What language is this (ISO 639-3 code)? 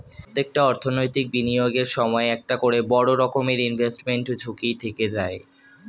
ben